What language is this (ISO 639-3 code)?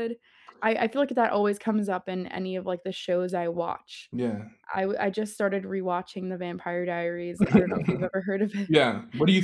eng